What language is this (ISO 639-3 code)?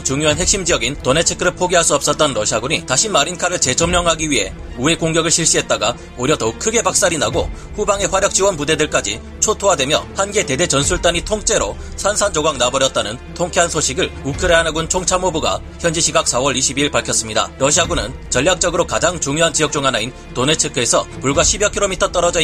kor